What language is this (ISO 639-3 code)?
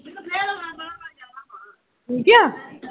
pan